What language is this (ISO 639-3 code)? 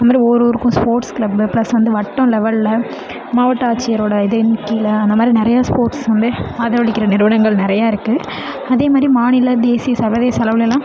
tam